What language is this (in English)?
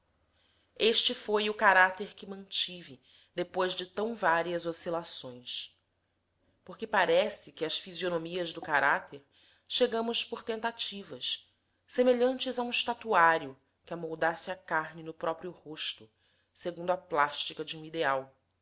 Portuguese